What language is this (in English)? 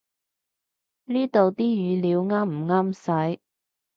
Cantonese